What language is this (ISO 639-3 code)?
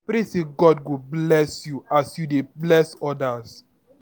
pcm